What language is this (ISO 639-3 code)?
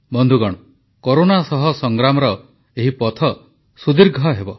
ori